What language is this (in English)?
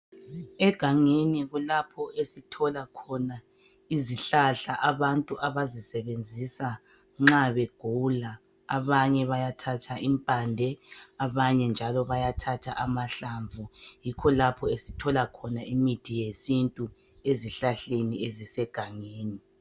North Ndebele